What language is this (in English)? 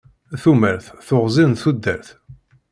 Kabyle